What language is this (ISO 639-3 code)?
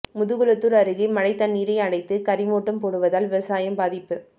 tam